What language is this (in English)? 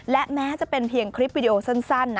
Thai